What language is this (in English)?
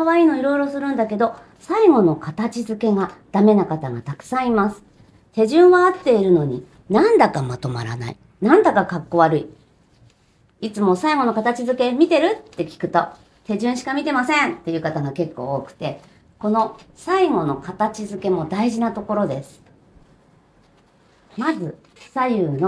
Japanese